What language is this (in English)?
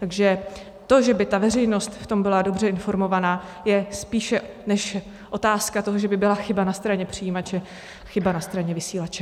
Czech